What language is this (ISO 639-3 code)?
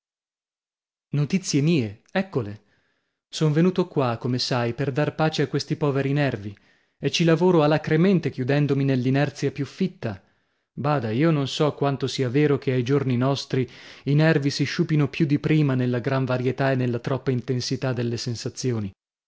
ita